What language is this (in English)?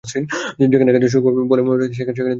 Bangla